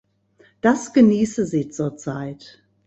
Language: German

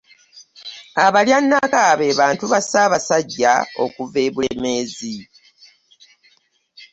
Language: Ganda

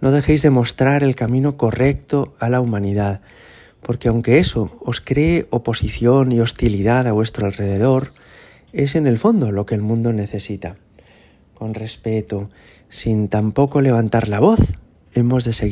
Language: Spanish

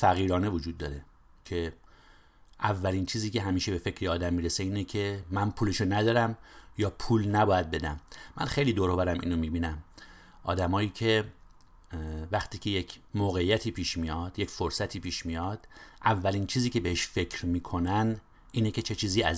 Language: Persian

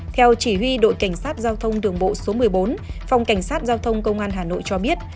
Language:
Vietnamese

